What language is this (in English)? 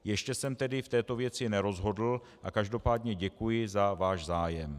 Czech